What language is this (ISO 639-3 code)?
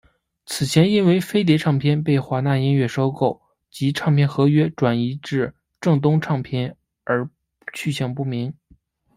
zho